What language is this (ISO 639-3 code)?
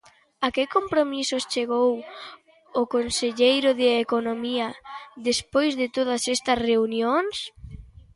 glg